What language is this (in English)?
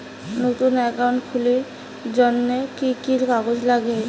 Bangla